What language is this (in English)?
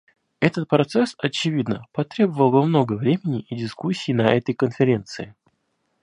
Russian